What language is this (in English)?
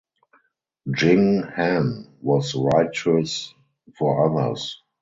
English